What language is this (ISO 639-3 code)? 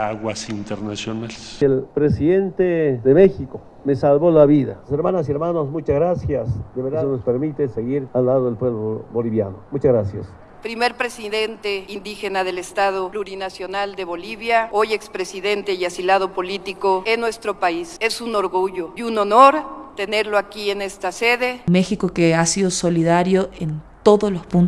spa